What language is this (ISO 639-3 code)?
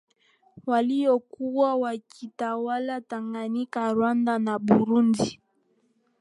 swa